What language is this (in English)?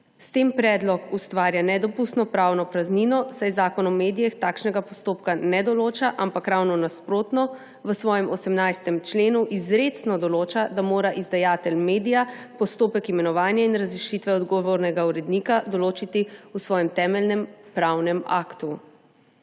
Slovenian